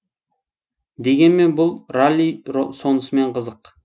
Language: Kazakh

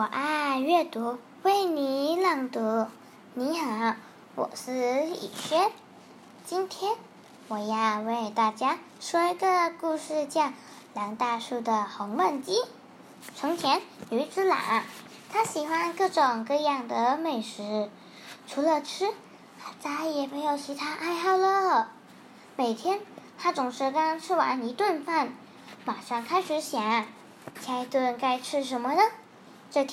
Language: Chinese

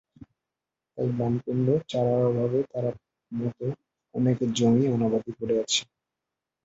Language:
Bangla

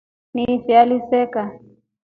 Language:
Rombo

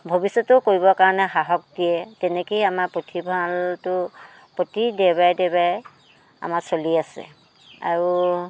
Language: Assamese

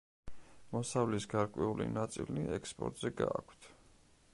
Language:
Georgian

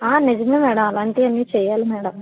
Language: Telugu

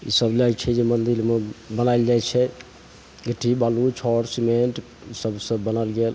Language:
Maithili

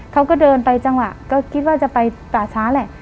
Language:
Thai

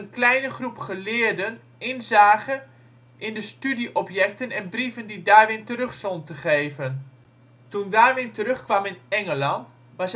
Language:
Dutch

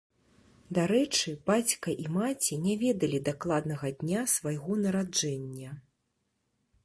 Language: Belarusian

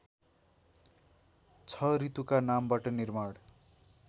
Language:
Nepali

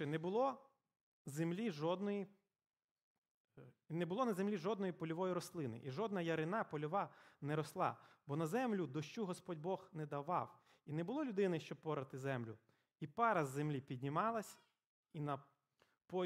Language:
Ukrainian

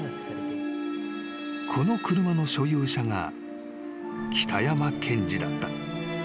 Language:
Japanese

